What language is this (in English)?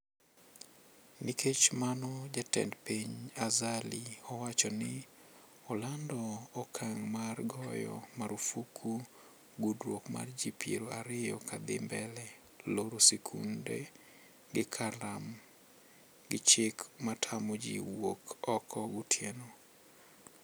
Luo (Kenya and Tanzania)